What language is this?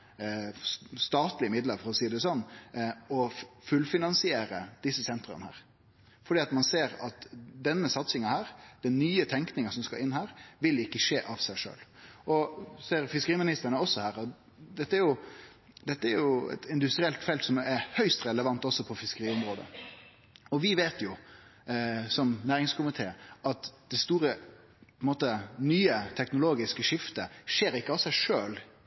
Norwegian Nynorsk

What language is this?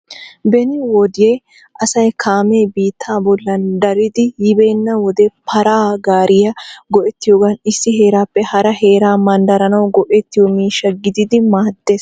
Wolaytta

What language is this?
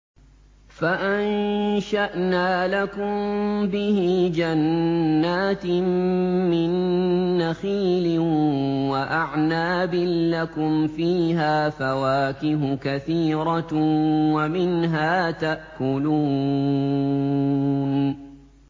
Arabic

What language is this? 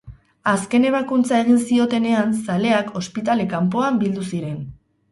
Basque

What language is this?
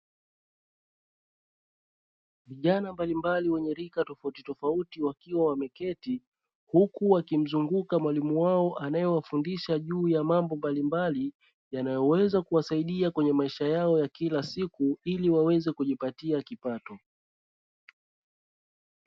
Swahili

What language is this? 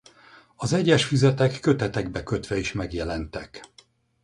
Hungarian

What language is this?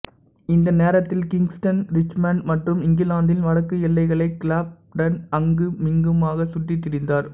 Tamil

